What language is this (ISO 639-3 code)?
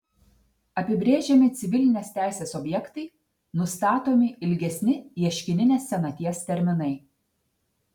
lit